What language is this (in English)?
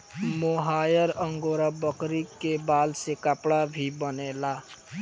Bhojpuri